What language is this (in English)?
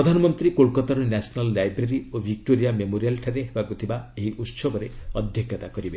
Odia